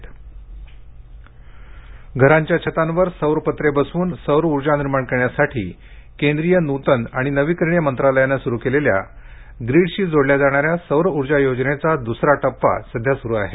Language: Marathi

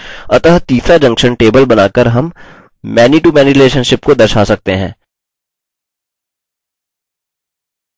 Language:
Hindi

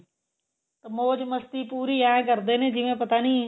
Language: Punjabi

